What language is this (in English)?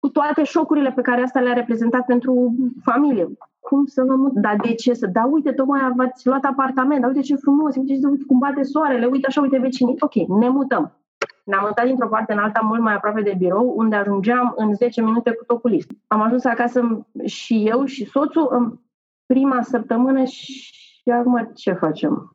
Romanian